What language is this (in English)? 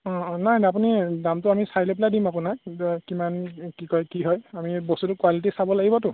Assamese